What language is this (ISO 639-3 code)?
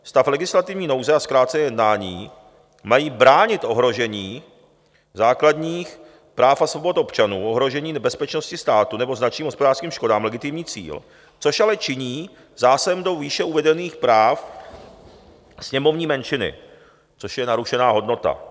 ces